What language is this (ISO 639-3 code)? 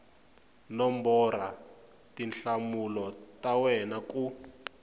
tso